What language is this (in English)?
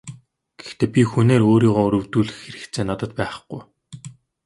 Mongolian